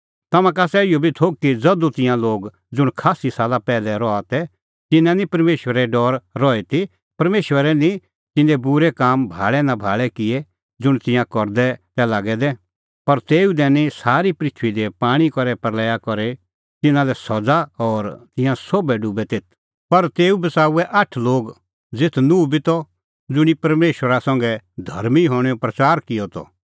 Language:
Kullu Pahari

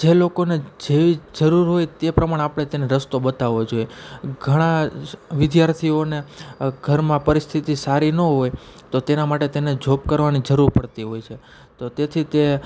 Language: Gujarati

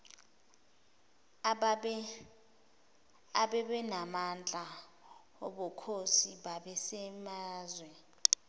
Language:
Zulu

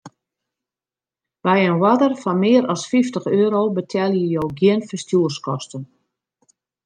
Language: Western Frisian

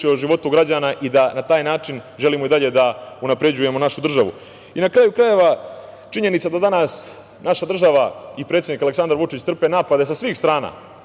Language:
Serbian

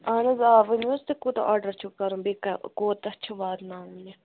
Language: Kashmiri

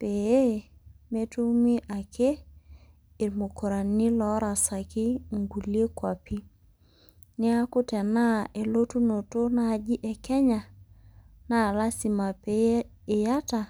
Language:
Masai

